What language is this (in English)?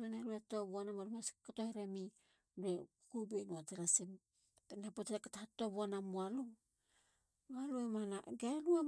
Halia